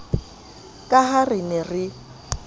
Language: Southern Sotho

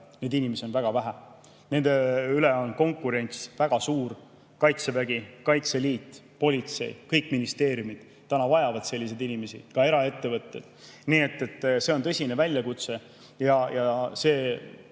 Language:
Estonian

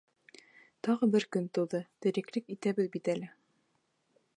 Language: Bashkir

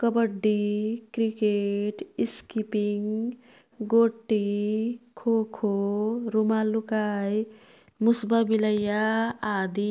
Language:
Kathoriya Tharu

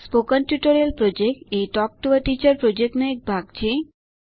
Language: Gujarati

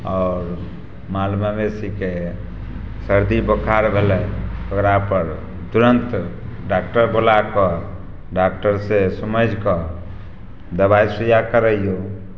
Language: Maithili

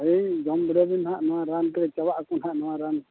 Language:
Santali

